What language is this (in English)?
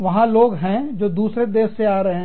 Hindi